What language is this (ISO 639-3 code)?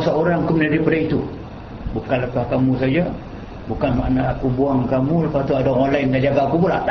msa